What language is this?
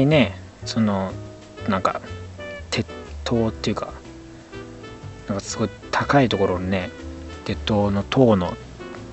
Japanese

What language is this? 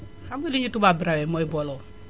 Wolof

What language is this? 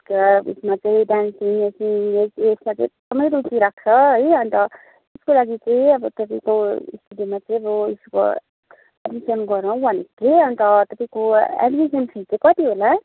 Nepali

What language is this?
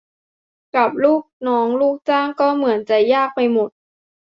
Thai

